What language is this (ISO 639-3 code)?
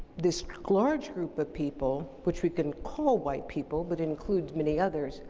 eng